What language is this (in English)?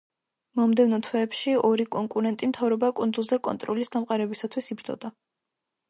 Georgian